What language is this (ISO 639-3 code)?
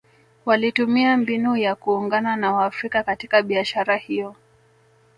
swa